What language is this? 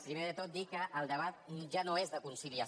Catalan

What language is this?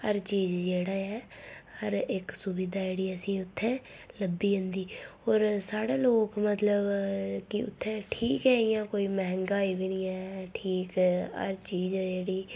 Dogri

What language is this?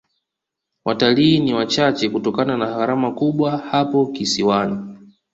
Swahili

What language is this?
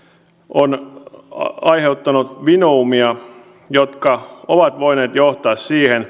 Finnish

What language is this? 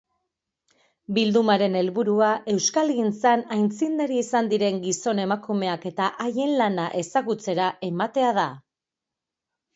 Basque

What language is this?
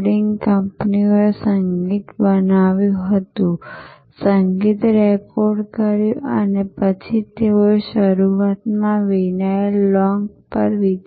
Gujarati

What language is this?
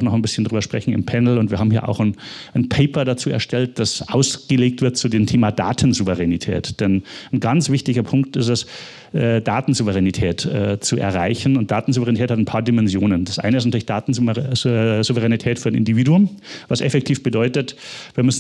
German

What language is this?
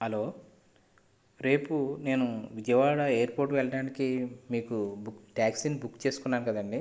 Telugu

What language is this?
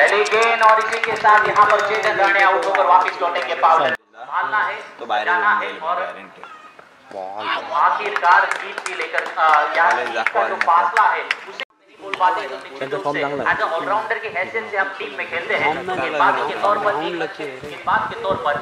Italian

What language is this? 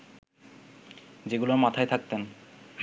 Bangla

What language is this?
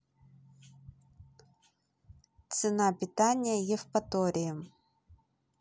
Russian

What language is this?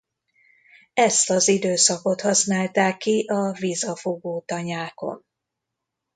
Hungarian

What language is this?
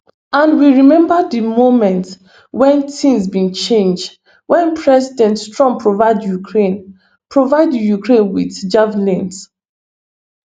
Nigerian Pidgin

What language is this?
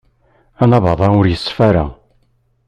Kabyle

